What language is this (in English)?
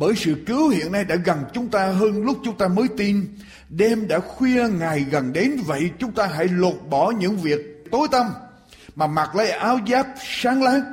Vietnamese